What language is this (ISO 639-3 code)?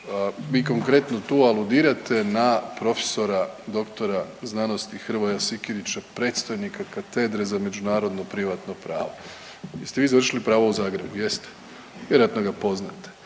hrv